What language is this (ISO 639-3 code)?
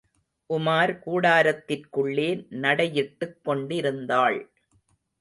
tam